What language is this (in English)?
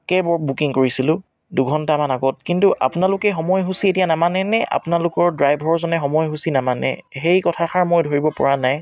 Assamese